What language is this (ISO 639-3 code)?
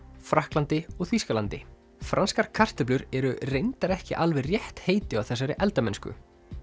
isl